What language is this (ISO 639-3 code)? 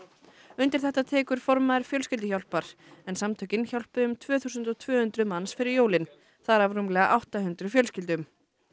isl